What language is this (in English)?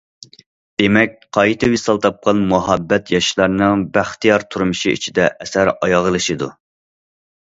Uyghur